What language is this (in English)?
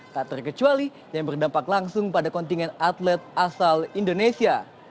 Indonesian